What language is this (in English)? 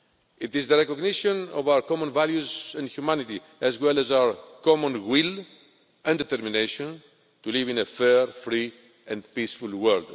English